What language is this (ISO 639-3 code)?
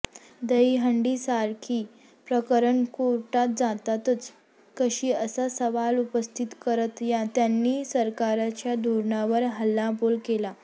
mar